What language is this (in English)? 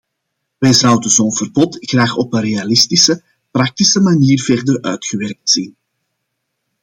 Dutch